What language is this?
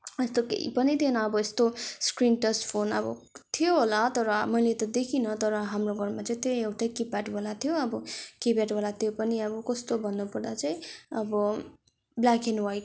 Nepali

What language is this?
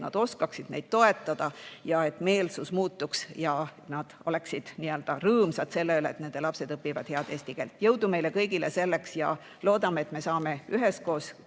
Estonian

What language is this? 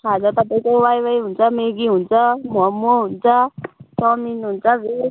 Nepali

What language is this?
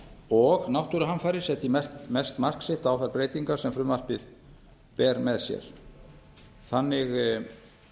Icelandic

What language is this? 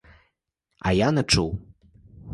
Ukrainian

